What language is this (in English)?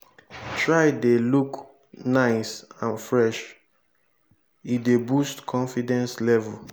Nigerian Pidgin